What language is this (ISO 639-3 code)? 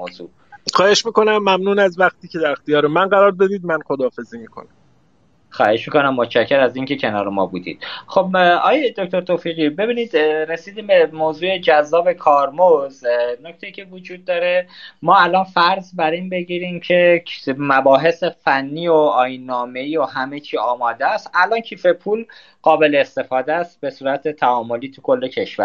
fas